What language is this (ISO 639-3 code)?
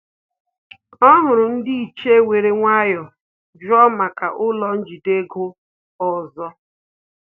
ibo